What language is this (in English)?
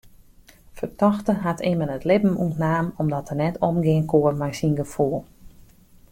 Western Frisian